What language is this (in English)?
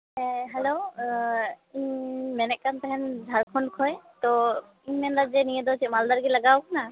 Santali